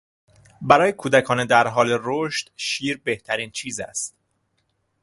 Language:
Persian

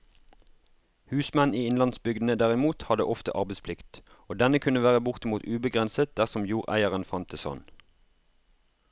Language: Norwegian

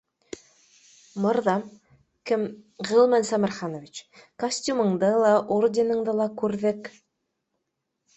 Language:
Bashkir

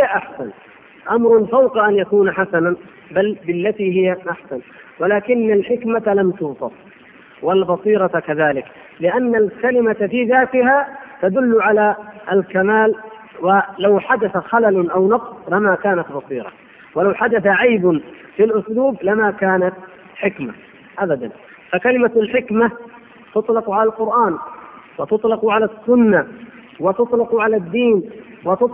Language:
Arabic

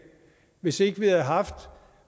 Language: Danish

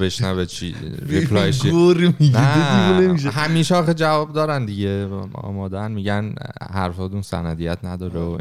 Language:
Persian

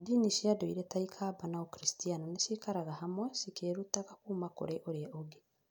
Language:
Kikuyu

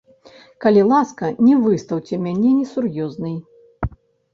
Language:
Belarusian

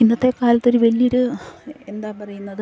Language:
Malayalam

